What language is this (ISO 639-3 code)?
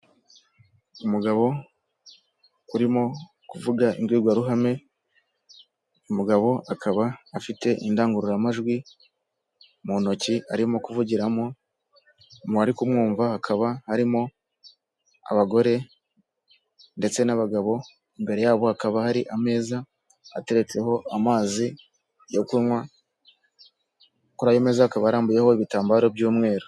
kin